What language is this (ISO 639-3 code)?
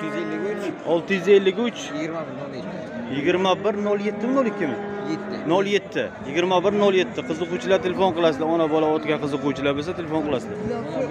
tur